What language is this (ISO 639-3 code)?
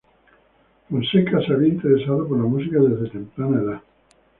spa